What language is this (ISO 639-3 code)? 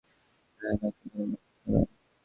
ben